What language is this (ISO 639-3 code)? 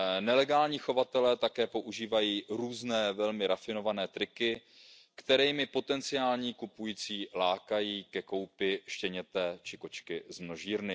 ces